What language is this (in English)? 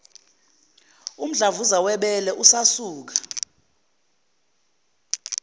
Zulu